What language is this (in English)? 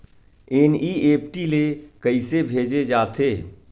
Chhattisgarhi